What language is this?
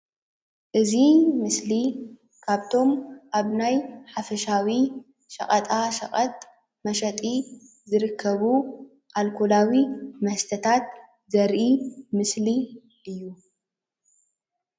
Tigrinya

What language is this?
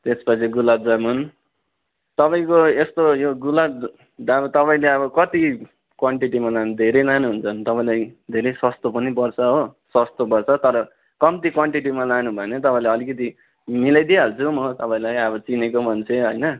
Nepali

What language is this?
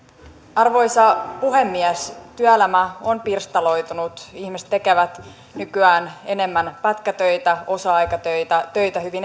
Finnish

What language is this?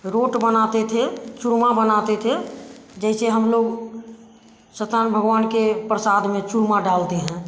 Hindi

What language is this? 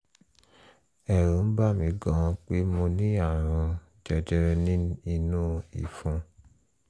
Yoruba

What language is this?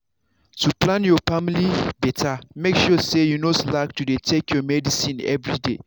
Nigerian Pidgin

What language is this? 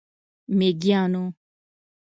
Pashto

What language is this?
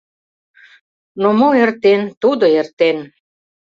Mari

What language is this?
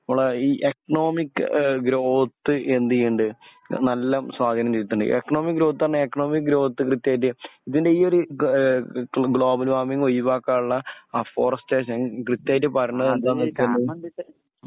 Malayalam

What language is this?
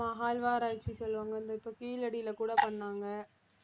Tamil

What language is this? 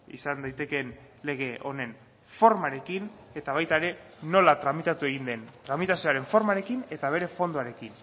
Basque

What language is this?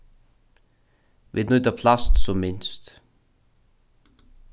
Faroese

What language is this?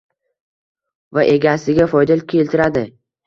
Uzbek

